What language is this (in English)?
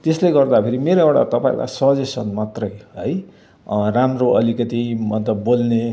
Nepali